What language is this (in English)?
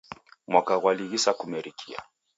Taita